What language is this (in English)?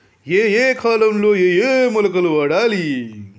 Telugu